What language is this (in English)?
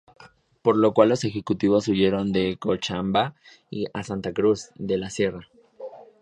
Spanish